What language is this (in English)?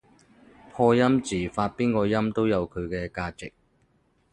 Cantonese